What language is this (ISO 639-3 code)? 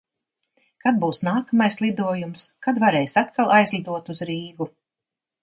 lav